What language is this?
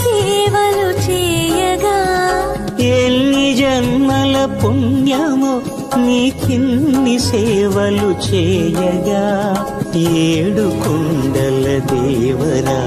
Telugu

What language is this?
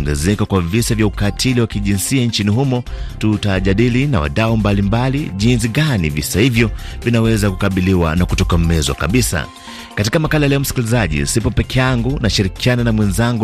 Swahili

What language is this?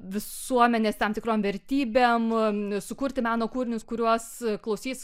Lithuanian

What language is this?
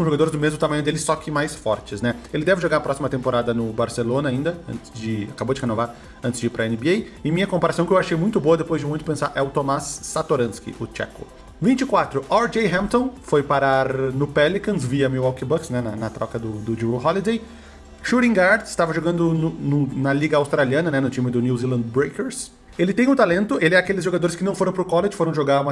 Portuguese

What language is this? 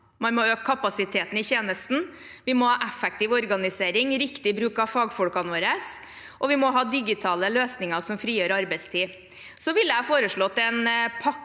Norwegian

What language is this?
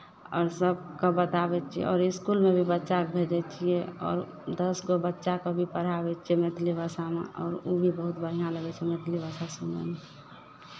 Maithili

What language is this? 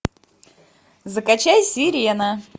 Russian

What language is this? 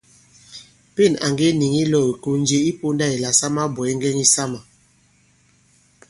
Bankon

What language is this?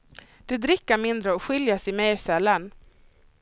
Swedish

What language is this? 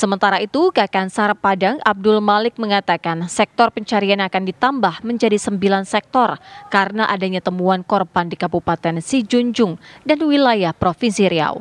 Indonesian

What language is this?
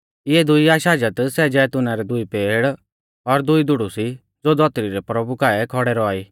Mahasu Pahari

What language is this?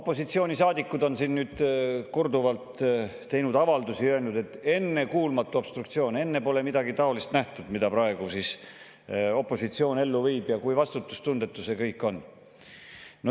Estonian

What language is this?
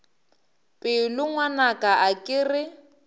Northern Sotho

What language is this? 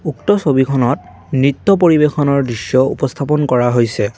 Assamese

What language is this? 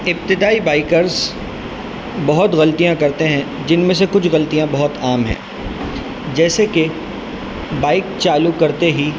Urdu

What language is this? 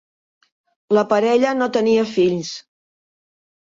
Catalan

